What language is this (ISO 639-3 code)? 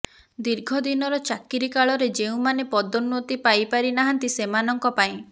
ori